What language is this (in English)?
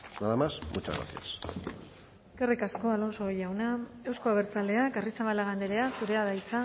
Basque